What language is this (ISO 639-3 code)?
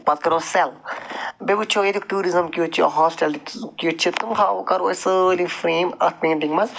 kas